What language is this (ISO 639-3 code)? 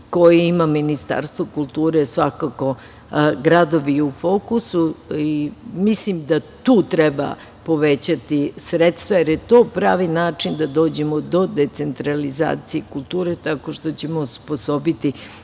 srp